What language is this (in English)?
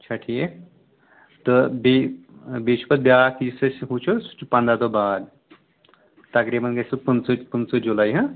Kashmiri